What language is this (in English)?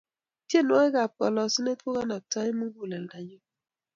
Kalenjin